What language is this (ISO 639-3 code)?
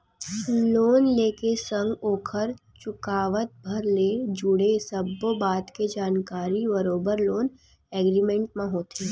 hne